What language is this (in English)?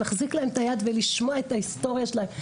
Hebrew